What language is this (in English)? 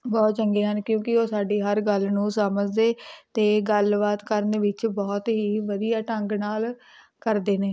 Punjabi